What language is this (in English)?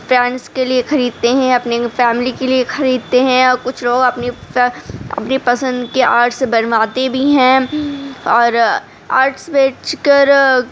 Urdu